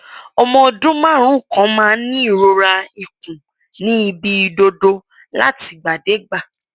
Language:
Yoruba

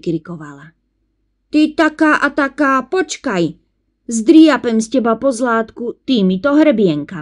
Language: Slovak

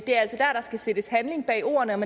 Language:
Danish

